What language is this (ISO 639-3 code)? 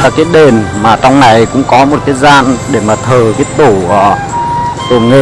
vie